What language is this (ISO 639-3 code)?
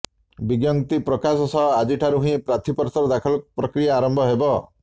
ori